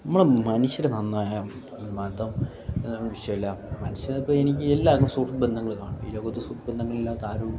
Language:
Malayalam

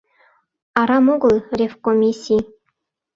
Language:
Mari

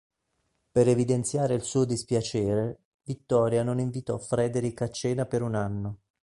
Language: Italian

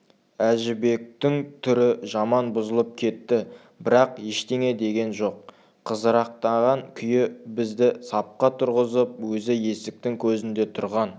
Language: Kazakh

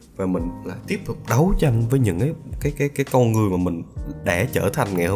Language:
Vietnamese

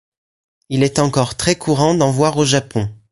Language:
French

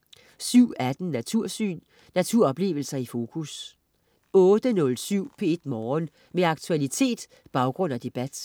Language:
Danish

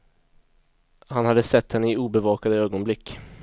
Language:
Swedish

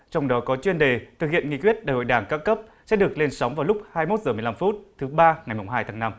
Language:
Vietnamese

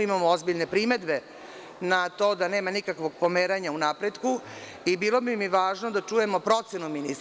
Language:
Serbian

